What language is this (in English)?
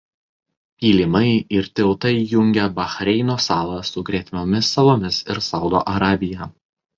Lithuanian